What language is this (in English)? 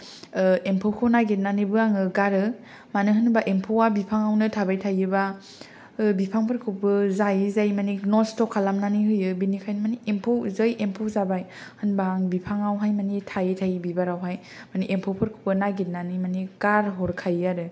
Bodo